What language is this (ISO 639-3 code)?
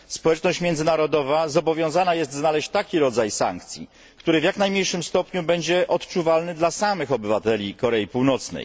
pol